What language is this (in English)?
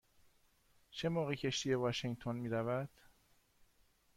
Persian